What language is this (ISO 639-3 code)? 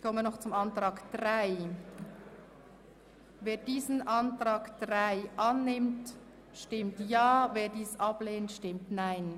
gsw